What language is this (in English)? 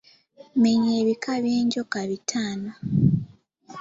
Ganda